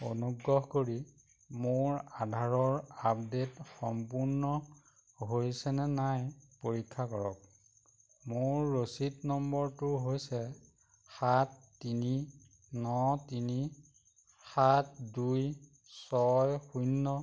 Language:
Assamese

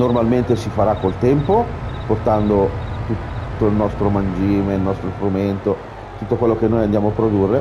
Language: Italian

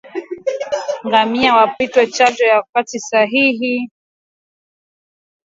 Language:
Swahili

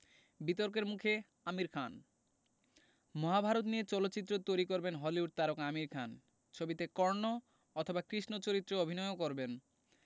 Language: Bangla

